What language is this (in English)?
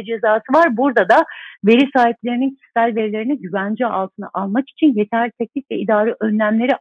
Turkish